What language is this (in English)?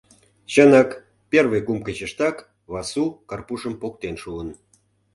Mari